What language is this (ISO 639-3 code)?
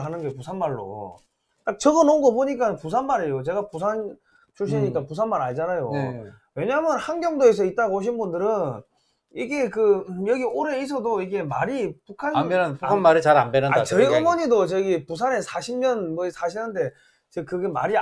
kor